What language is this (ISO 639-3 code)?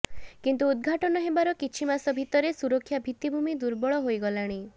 ori